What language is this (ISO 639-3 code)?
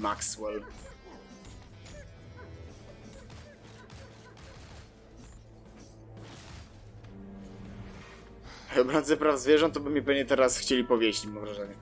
pol